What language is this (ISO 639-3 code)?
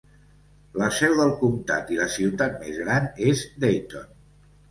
cat